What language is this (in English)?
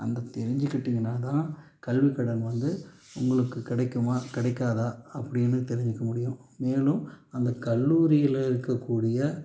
Tamil